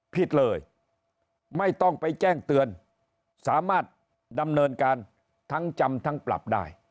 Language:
Thai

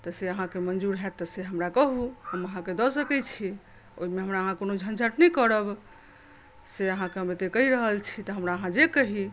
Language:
Maithili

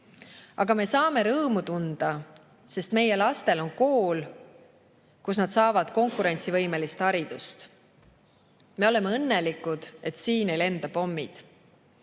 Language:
Estonian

